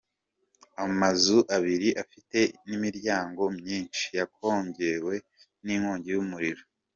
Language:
Kinyarwanda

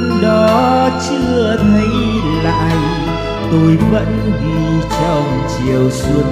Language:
Vietnamese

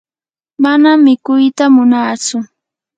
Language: Yanahuanca Pasco Quechua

